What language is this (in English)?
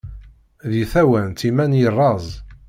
Kabyle